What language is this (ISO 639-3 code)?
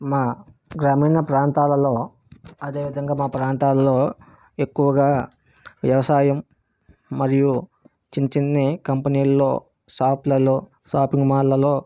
tel